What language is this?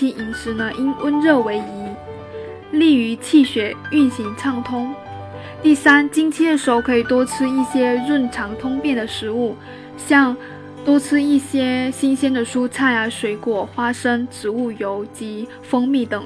Chinese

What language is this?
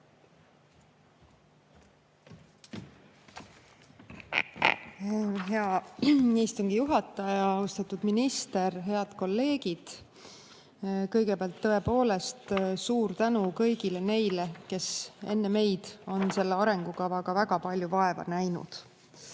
Estonian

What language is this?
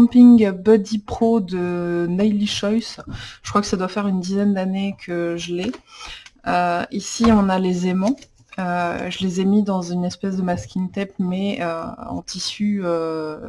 French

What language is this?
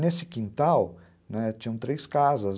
Portuguese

